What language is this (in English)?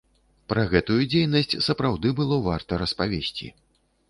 Belarusian